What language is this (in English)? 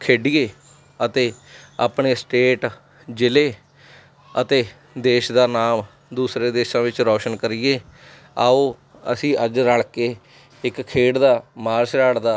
Punjabi